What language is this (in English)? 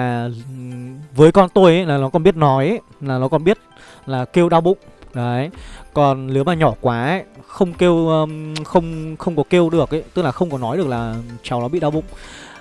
Vietnamese